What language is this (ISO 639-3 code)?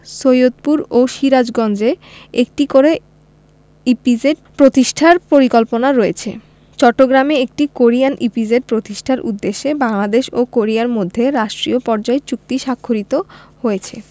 ben